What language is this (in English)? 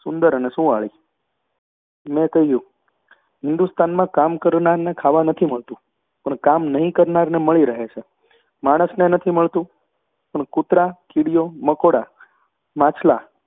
Gujarati